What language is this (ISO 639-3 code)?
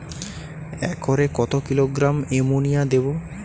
ben